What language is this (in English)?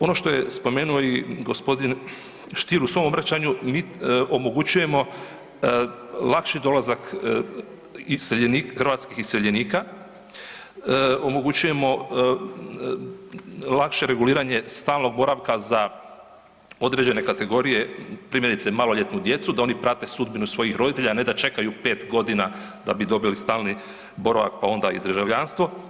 Croatian